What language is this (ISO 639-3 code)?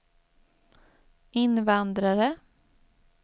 swe